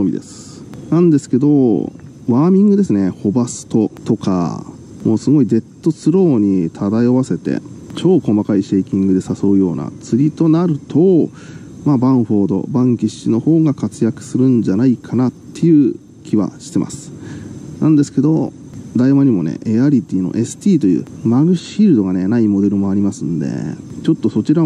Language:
Japanese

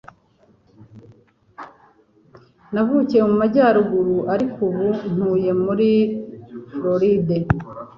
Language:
Kinyarwanda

